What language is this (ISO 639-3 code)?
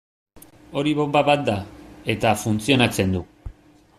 eus